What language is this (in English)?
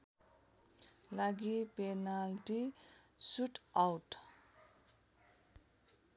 Nepali